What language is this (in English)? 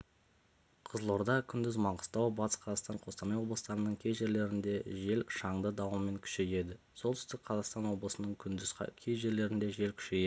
Kazakh